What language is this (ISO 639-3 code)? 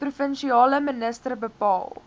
afr